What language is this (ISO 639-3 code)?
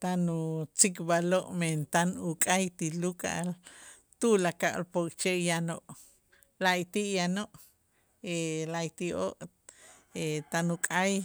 itz